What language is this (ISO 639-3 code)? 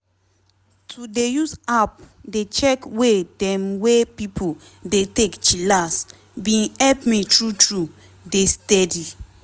pcm